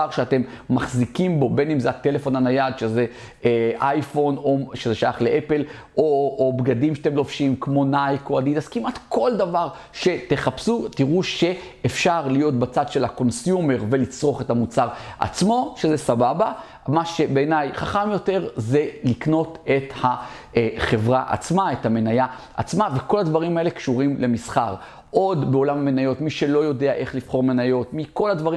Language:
Hebrew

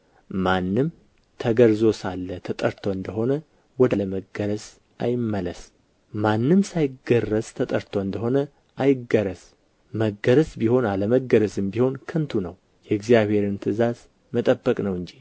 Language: Amharic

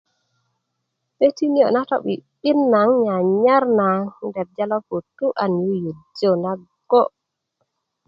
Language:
Kuku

